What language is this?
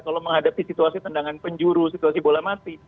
Indonesian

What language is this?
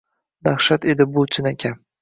Uzbek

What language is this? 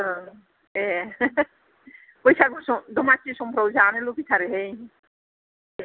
Bodo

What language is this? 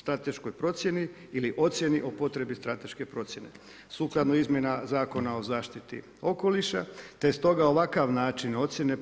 Croatian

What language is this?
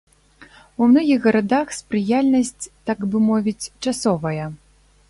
Belarusian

